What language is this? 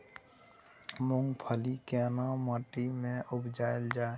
Maithili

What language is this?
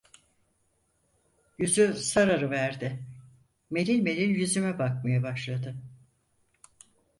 Turkish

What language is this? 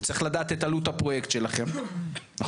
Hebrew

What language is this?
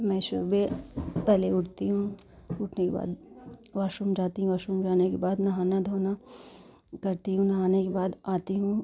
Hindi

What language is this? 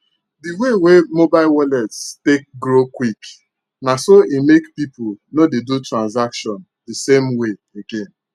Nigerian Pidgin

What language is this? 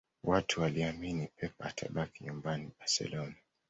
Swahili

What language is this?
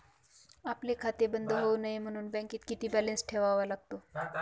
Marathi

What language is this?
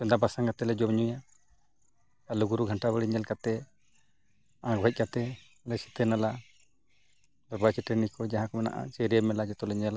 Santali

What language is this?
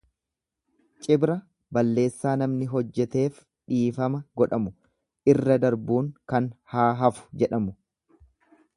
Oromo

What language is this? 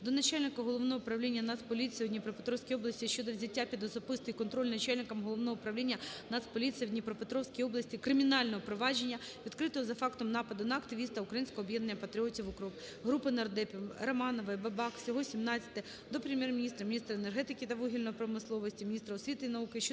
Ukrainian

